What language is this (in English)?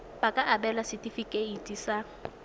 Tswana